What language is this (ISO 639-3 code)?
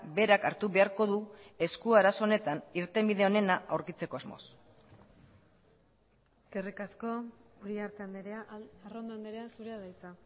eus